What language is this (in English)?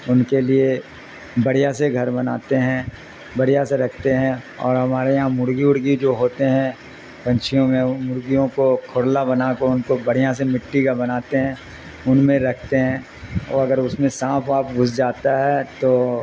Urdu